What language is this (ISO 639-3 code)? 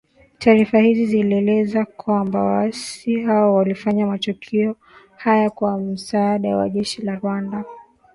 swa